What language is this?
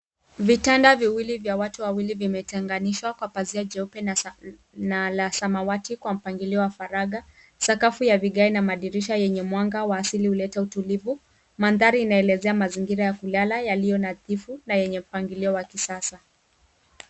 Swahili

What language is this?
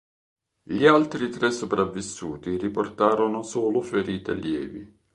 Italian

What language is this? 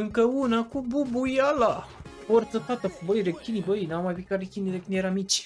Romanian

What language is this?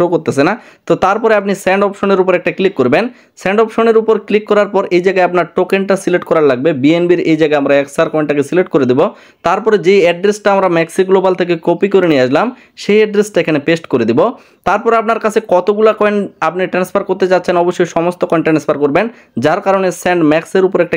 Bangla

